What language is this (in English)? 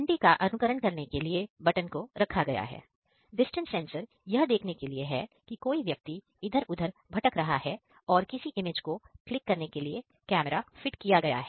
Hindi